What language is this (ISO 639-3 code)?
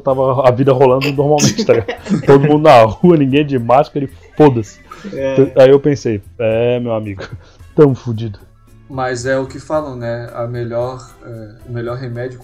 por